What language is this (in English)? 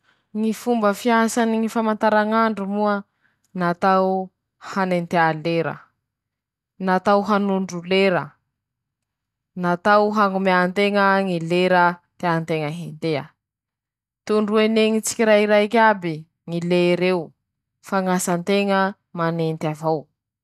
Masikoro Malagasy